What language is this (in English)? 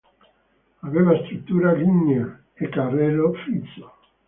Italian